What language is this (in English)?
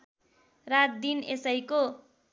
Nepali